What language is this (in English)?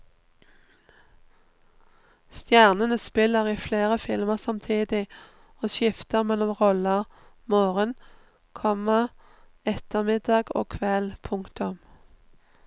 Norwegian